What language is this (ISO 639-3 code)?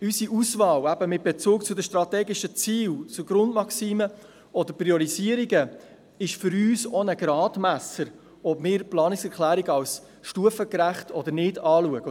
gsw